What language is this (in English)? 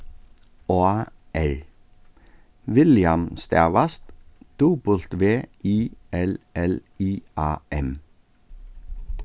Faroese